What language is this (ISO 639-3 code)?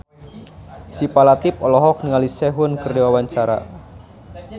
sun